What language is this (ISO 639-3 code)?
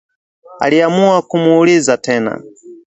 swa